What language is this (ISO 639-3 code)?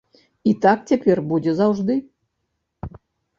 bel